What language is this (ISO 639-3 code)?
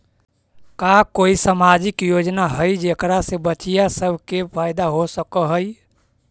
mag